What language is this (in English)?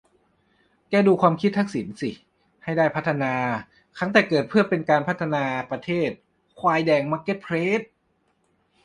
Thai